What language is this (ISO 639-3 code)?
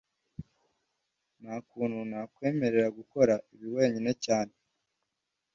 kin